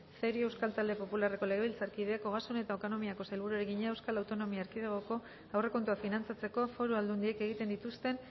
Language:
Basque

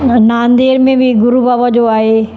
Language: Sindhi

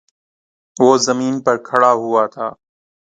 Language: Urdu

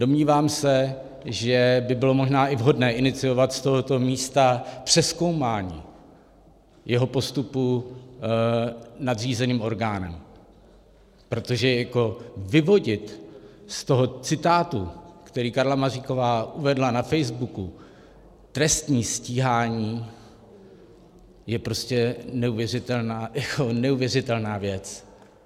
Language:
Czech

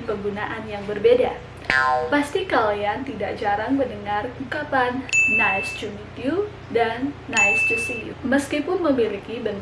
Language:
Indonesian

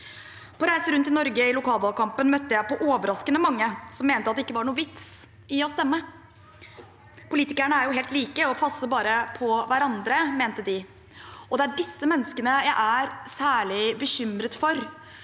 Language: Norwegian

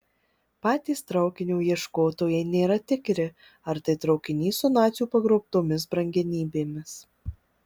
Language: Lithuanian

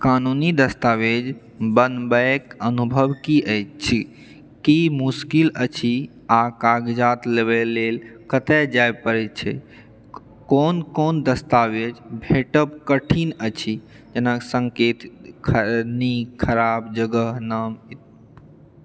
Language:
Maithili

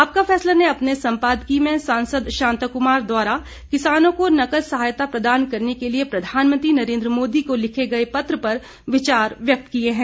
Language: Hindi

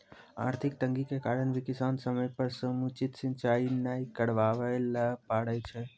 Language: Maithili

